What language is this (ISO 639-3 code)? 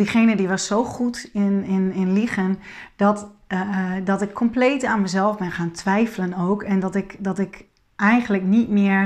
nld